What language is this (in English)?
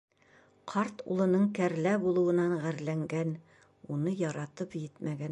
Bashkir